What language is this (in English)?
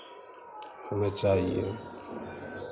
Hindi